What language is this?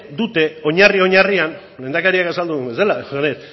Basque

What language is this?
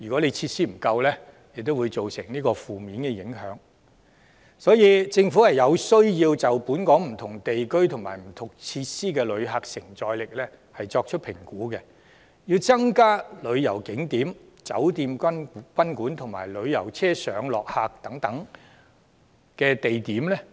Cantonese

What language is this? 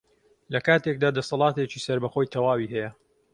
Central Kurdish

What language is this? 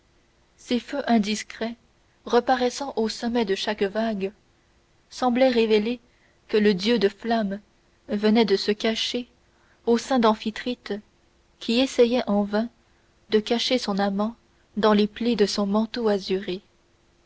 French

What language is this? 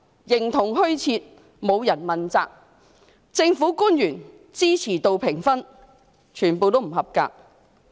Cantonese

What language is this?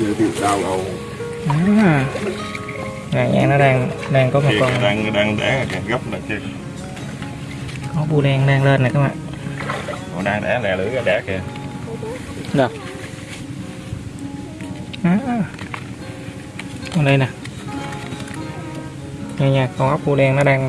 Vietnamese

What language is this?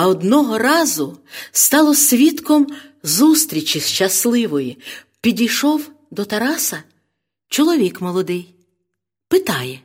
Ukrainian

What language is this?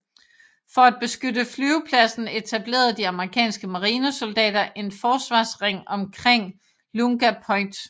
Danish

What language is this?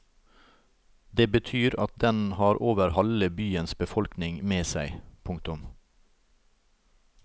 Norwegian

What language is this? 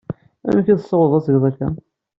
Kabyle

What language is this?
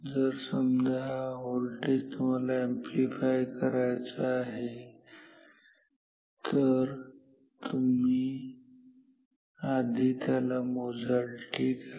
Marathi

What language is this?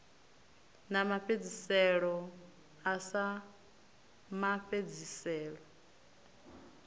Venda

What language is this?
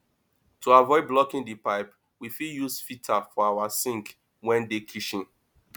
Nigerian Pidgin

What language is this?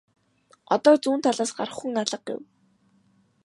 Mongolian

